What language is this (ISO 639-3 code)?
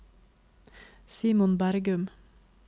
nor